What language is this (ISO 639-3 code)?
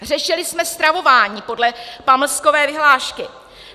ces